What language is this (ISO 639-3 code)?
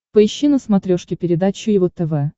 rus